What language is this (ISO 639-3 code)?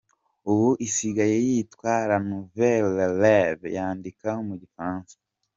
kin